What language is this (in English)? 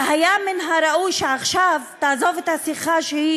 Hebrew